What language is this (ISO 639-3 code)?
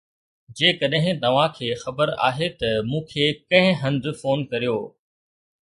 snd